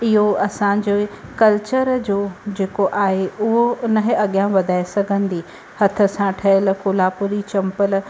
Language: Sindhi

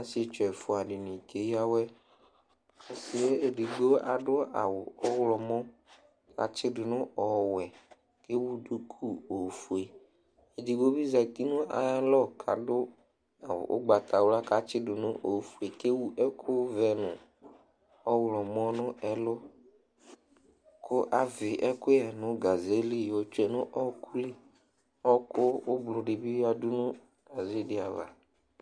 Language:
Ikposo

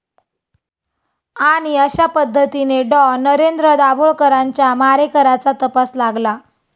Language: Marathi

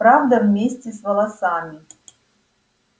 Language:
Russian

